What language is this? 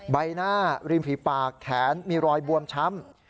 Thai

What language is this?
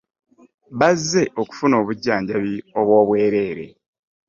Ganda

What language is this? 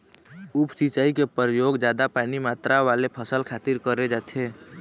Chhattisgarhi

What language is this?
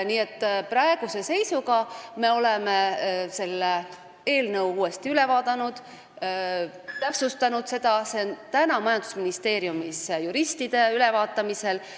Estonian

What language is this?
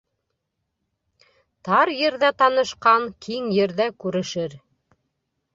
Bashkir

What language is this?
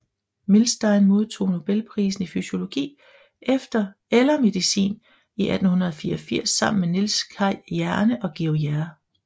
Danish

